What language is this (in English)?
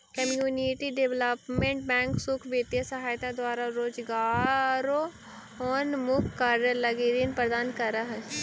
Magahi